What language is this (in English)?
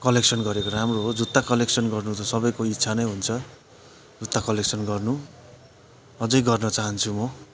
Nepali